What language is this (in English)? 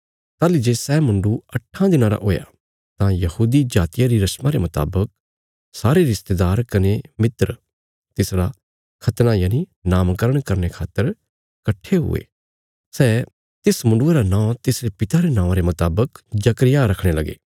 Bilaspuri